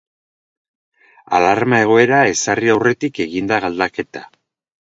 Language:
Basque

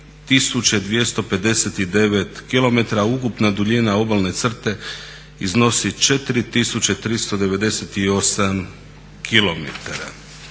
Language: Croatian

